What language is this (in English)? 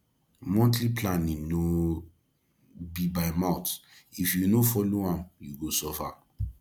Nigerian Pidgin